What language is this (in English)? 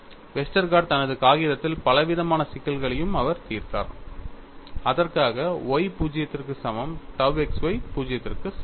Tamil